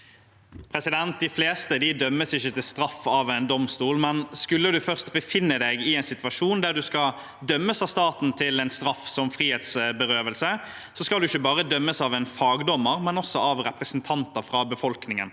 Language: Norwegian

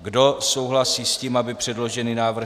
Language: Czech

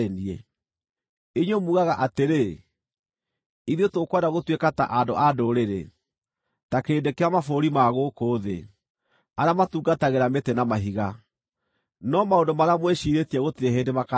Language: Kikuyu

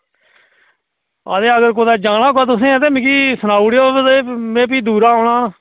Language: Dogri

